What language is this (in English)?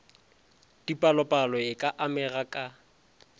Northern Sotho